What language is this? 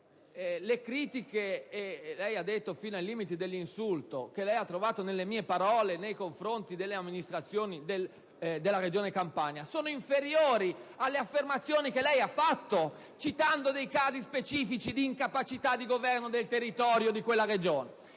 Italian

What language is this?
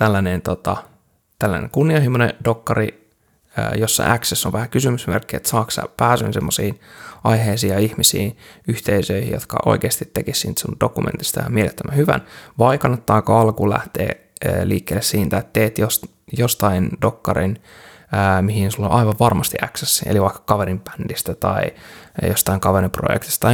Finnish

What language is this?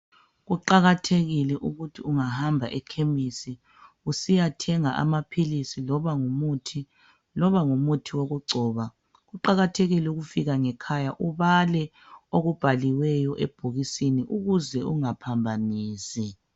North Ndebele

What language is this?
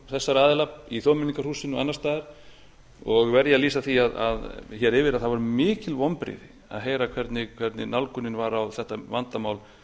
Icelandic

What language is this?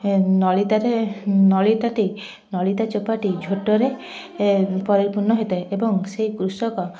Odia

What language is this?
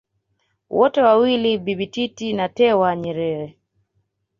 Swahili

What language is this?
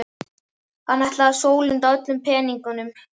Icelandic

